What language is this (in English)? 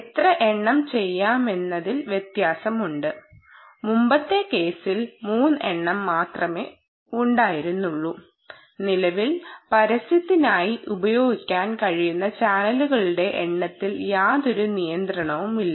Malayalam